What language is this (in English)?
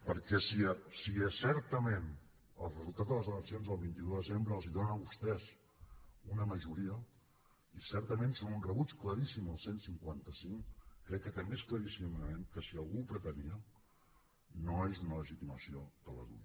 Catalan